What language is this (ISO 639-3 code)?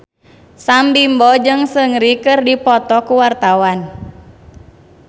sun